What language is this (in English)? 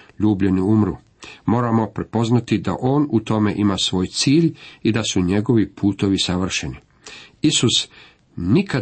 Croatian